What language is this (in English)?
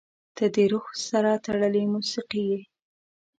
Pashto